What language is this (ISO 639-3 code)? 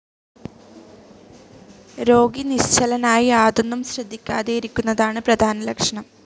mal